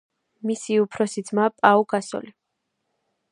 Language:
Georgian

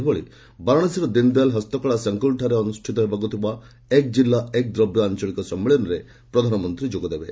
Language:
Odia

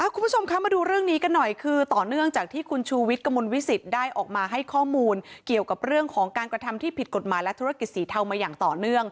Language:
Thai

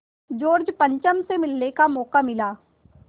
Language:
Hindi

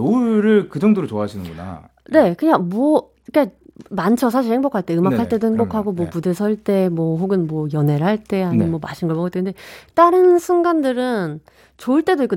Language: Korean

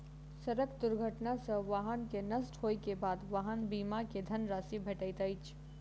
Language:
Maithili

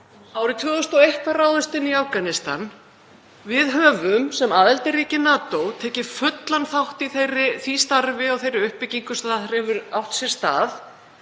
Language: Icelandic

